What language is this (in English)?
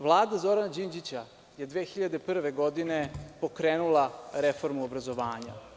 Serbian